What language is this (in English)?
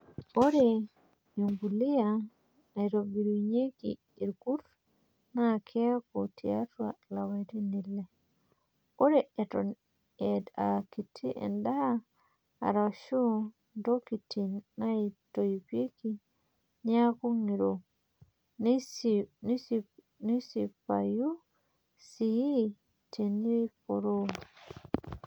Masai